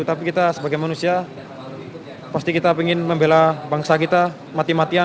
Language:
Indonesian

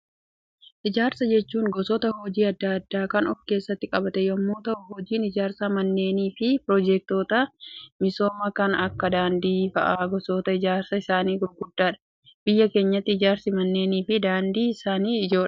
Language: Oromo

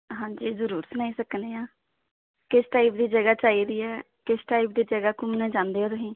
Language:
Dogri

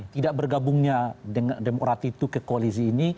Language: Indonesian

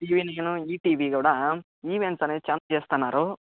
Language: Telugu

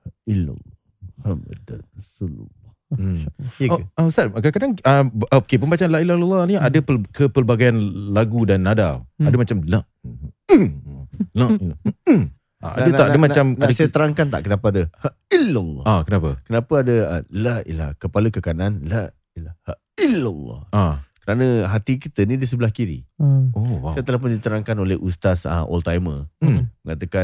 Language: Malay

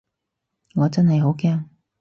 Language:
Cantonese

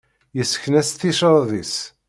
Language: Kabyle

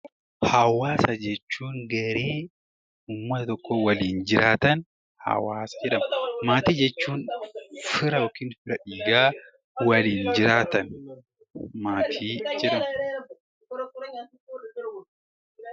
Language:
Oromo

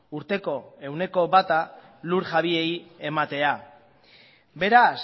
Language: Basque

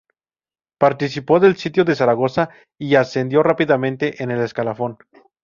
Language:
Spanish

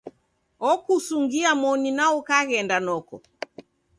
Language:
Taita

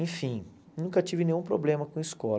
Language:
Portuguese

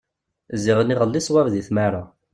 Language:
Kabyle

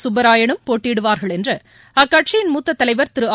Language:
Tamil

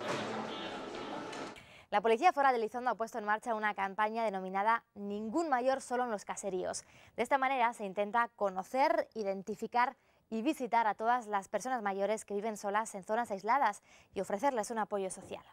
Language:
Spanish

